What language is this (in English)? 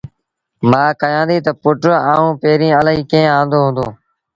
Sindhi Bhil